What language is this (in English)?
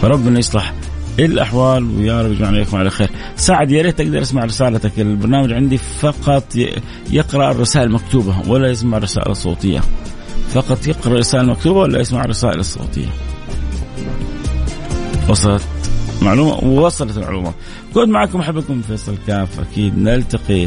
Arabic